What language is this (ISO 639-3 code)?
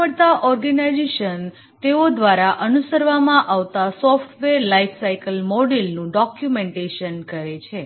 guj